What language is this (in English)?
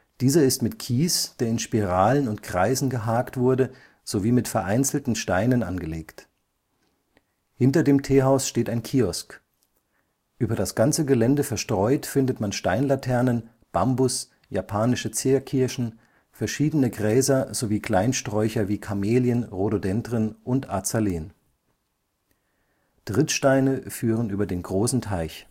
German